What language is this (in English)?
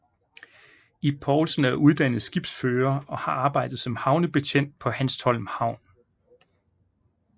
Danish